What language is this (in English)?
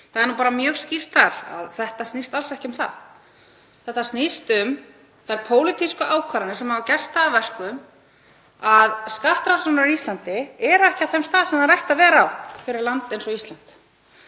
Icelandic